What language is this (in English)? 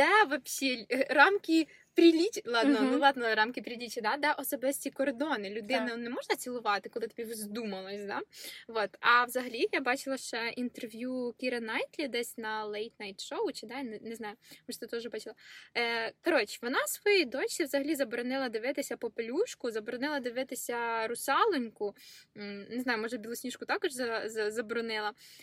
Ukrainian